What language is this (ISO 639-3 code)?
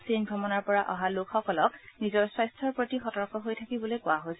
asm